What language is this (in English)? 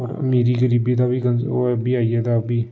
Dogri